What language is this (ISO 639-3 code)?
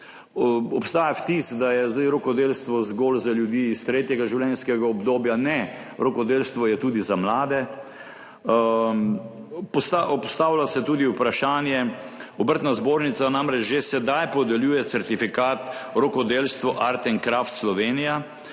slv